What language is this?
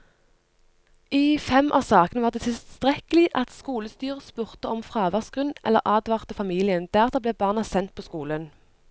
Norwegian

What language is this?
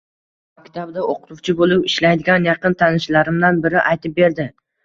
Uzbek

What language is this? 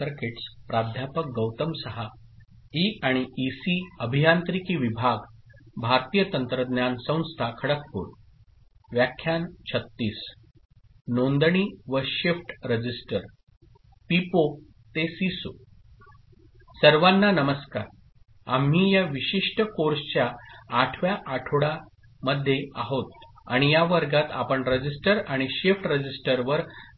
Marathi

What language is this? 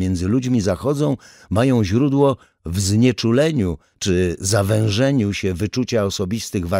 Polish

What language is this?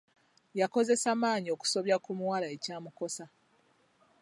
Ganda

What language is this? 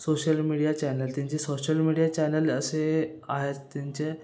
Marathi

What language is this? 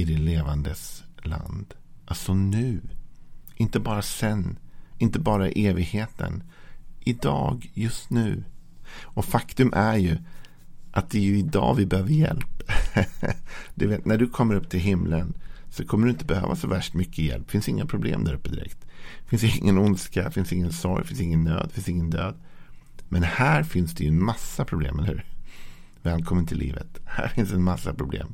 Swedish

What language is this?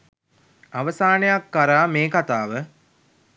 Sinhala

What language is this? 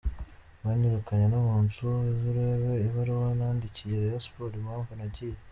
Kinyarwanda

